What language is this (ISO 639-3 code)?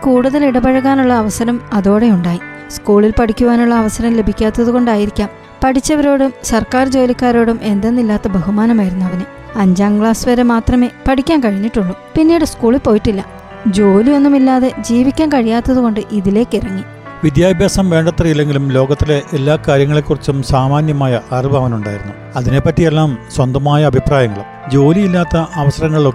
mal